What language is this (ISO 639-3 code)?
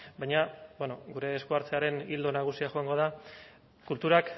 eus